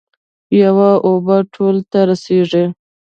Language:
Pashto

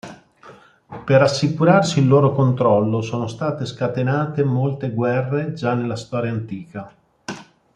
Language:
Italian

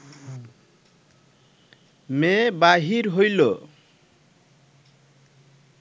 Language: Bangla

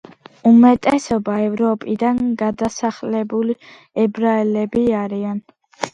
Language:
Georgian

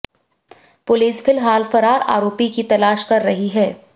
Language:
Hindi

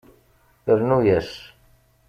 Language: Kabyle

